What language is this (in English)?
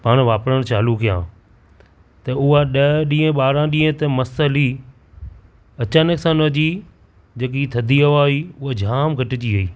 Sindhi